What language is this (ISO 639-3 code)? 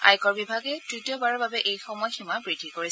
asm